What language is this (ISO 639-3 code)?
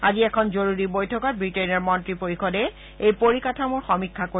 asm